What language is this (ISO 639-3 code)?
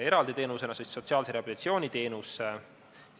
est